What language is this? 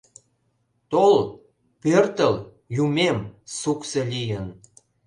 Mari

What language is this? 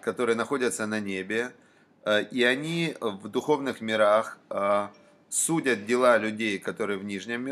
Russian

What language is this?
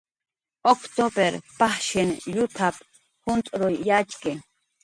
Jaqaru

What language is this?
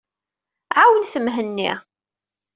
Kabyle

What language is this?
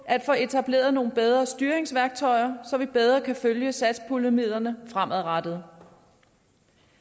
Danish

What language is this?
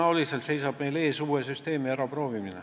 Estonian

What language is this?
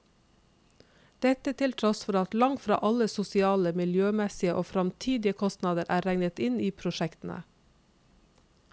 Norwegian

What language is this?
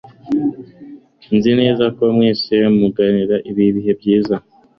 Kinyarwanda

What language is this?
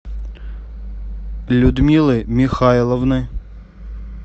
Russian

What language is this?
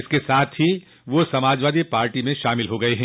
Hindi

